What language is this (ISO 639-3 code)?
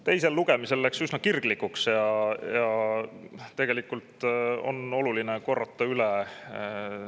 est